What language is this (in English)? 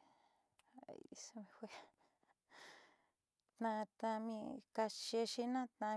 Southeastern Nochixtlán Mixtec